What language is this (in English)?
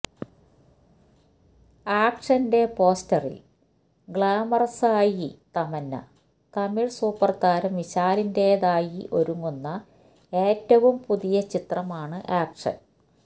Malayalam